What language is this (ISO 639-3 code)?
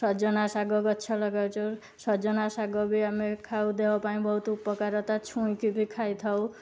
ori